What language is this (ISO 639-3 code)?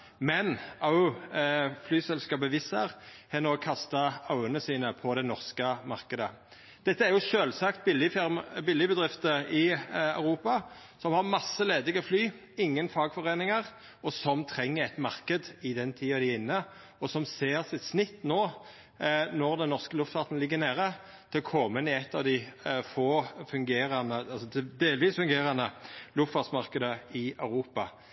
nno